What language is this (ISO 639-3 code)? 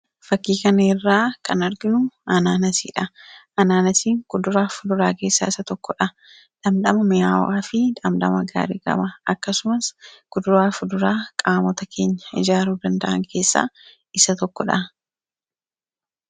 orm